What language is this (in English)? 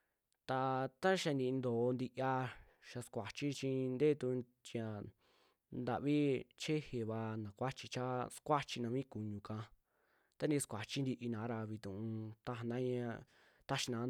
Western Juxtlahuaca Mixtec